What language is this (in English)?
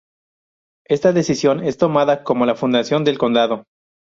Spanish